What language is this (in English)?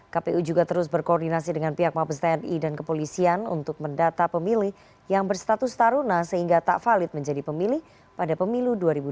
Indonesian